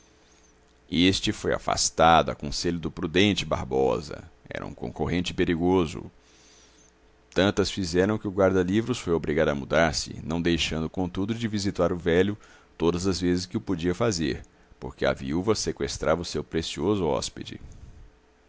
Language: Portuguese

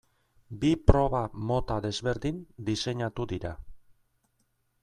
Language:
Basque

